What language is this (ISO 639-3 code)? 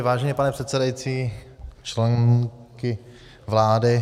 ces